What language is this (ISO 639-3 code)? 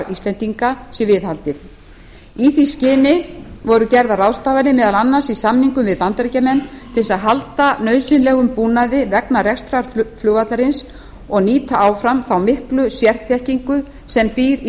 isl